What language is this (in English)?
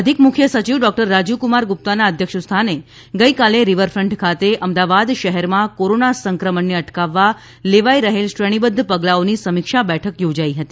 Gujarati